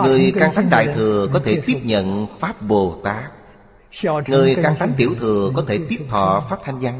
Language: Vietnamese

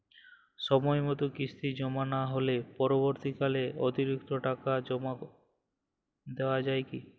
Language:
Bangla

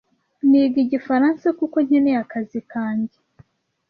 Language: Kinyarwanda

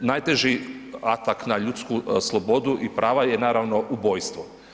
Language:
Croatian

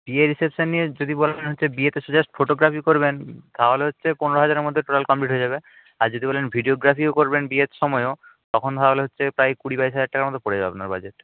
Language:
Bangla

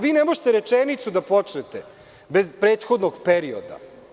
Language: Serbian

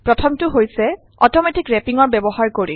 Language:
Assamese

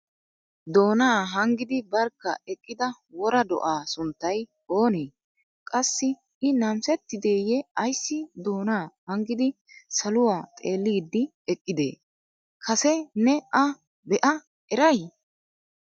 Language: Wolaytta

